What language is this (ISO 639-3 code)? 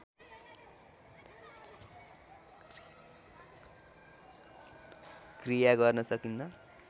nep